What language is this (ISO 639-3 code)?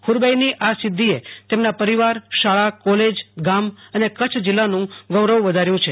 guj